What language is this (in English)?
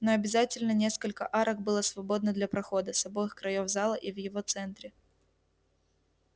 Russian